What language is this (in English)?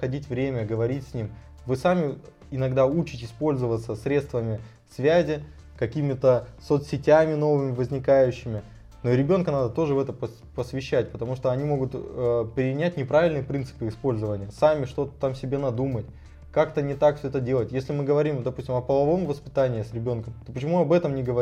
Russian